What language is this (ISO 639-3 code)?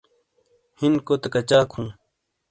scl